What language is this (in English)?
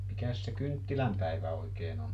Finnish